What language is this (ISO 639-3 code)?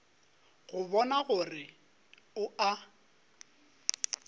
nso